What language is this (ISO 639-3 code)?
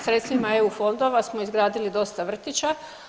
hrv